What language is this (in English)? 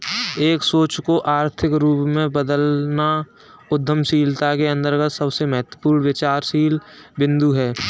Hindi